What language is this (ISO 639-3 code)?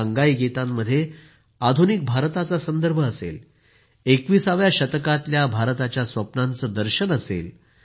mar